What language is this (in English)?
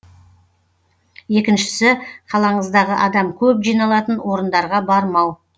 Kazakh